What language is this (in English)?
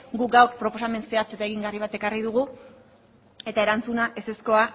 Basque